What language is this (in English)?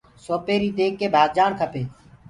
Gurgula